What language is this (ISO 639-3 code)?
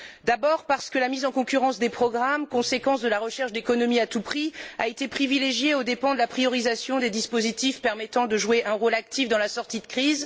fra